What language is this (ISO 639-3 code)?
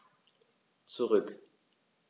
deu